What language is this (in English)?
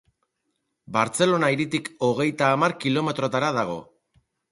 Basque